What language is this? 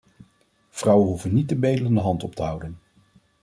Dutch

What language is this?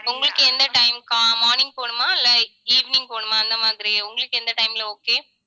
Tamil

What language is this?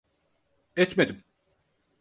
Turkish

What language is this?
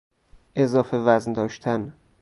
Persian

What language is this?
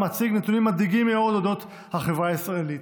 Hebrew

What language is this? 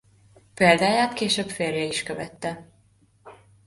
Hungarian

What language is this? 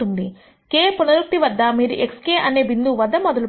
Telugu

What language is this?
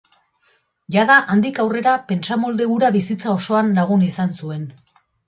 Basque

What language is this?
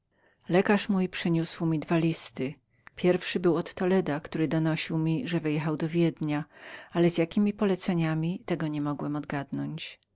Polish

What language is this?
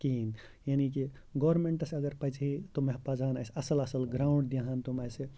Kashmiri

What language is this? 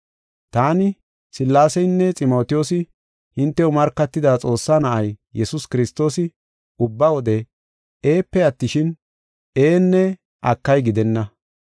Gofa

